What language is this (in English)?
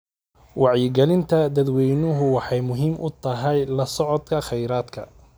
Somali